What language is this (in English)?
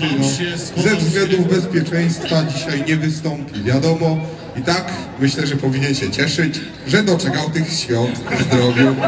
Polish